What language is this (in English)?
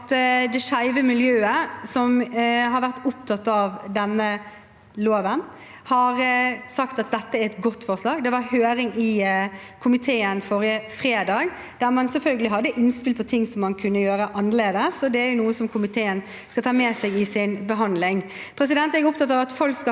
Norwegian